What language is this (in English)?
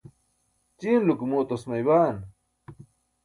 Burushaski